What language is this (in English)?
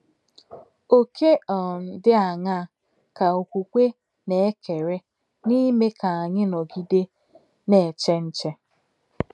Igbo